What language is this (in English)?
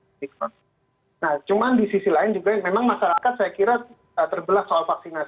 Indonesian